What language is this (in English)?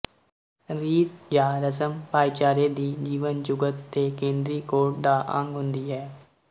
Punjabi